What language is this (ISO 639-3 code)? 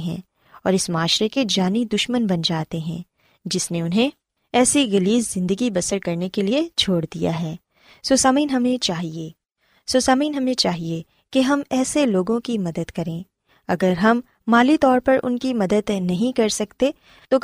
urd